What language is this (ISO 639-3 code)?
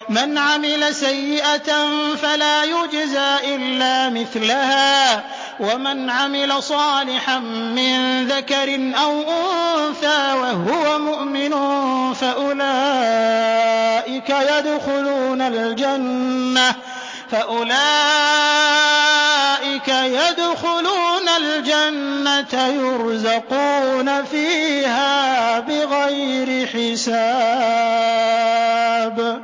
ara